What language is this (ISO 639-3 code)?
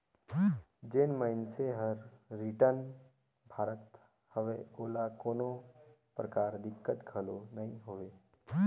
hne